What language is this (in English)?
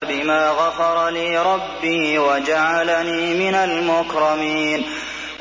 Arabic